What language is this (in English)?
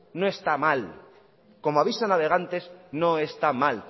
Spanish